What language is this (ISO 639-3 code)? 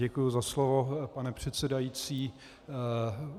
ces